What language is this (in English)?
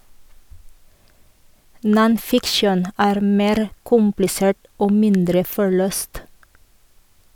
Norwegian